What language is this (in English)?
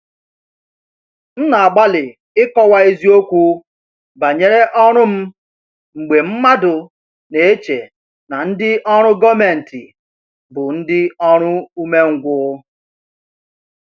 Igbo